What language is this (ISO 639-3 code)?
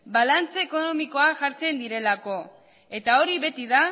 eus